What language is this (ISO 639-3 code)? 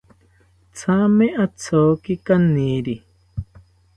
cpy